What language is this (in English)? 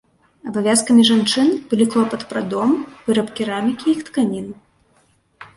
Belarusian